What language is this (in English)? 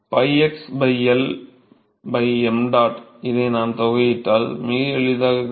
Tamil